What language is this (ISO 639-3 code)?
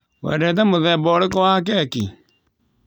kik